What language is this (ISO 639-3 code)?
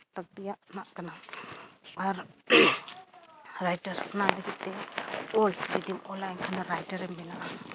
sat